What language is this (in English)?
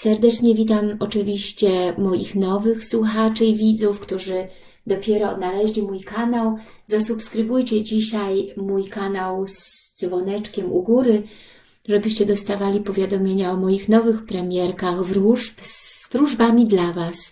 Polish